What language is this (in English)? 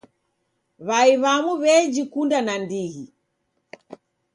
Taita